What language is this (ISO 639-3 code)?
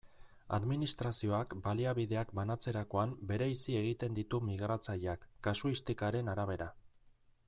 eus